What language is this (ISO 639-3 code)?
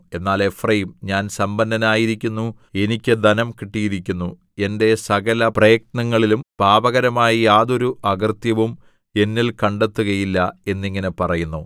mal